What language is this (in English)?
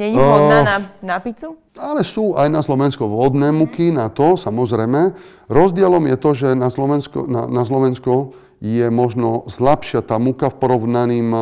Slovak